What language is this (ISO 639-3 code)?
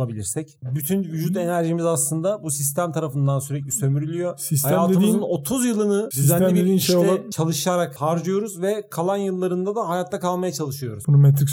tur